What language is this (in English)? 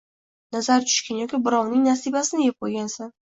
Uzbek